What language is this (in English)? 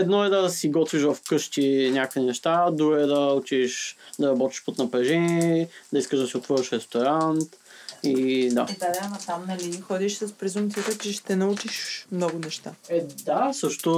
Bulgarian